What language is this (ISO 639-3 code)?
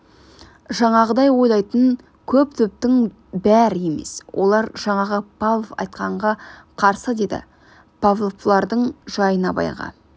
kaz